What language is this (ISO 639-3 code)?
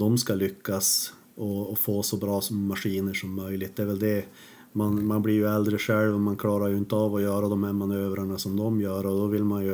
swe